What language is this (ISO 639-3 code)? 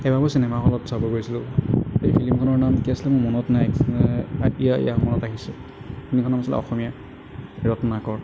asm